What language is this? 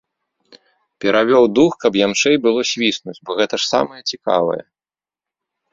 Belarusian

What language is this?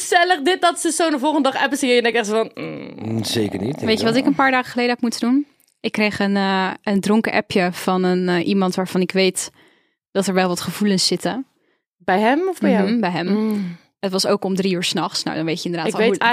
Dutch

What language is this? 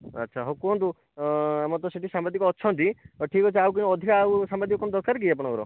Odia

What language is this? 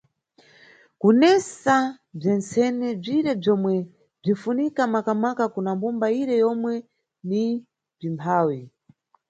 Nyungwe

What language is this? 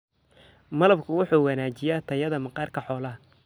Somali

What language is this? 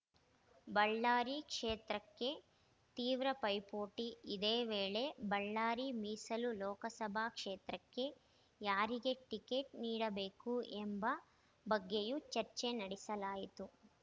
Kannada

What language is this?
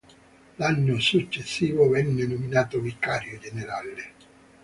Italian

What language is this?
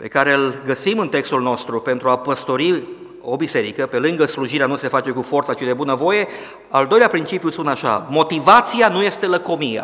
Romanian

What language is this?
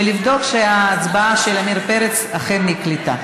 Hebrew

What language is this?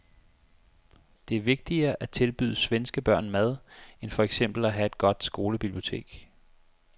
Danish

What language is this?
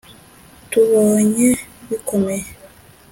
Kinyarwanda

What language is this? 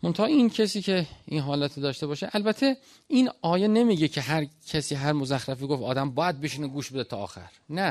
Persian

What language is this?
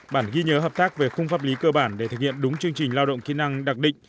Vietnamese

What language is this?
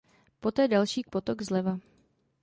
Czech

